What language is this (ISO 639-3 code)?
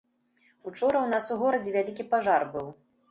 bel